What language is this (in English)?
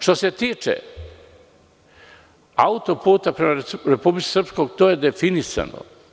Serbian